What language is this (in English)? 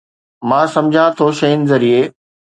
Sindhi